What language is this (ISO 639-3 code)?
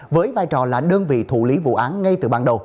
vie